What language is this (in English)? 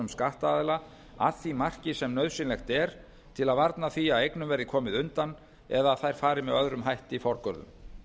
Icelandic